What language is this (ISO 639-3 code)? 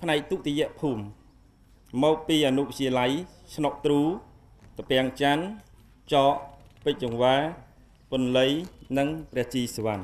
tha